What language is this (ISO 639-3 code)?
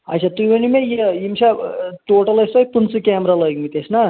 kas